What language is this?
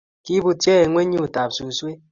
Kalenjin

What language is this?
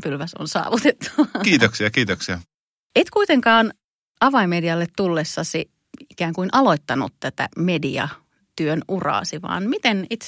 Finnish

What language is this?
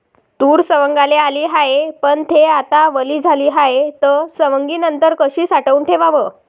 Marathi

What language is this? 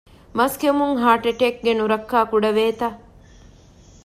Divehi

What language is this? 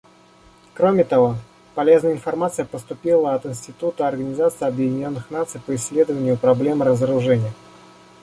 Russian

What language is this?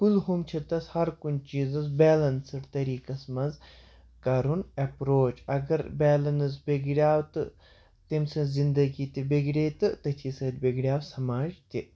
Kashmiri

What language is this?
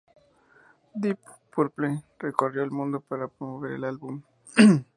Spanish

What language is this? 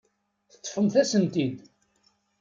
Kabyle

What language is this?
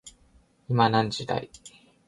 Japanese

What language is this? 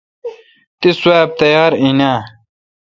Kalkoti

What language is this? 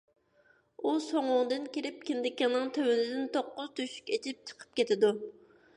Uyghur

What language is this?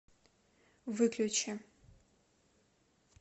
Russian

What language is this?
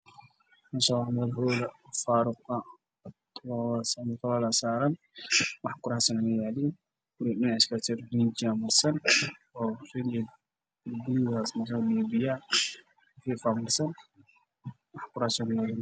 Somali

